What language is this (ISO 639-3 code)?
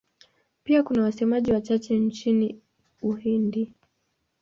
swa